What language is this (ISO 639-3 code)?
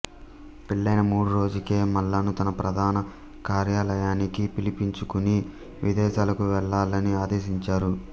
tel